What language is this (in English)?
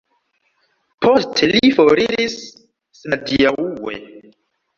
Esperanto